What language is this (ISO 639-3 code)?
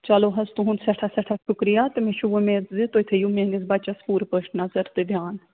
kas